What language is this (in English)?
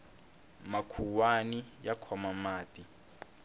Tsonga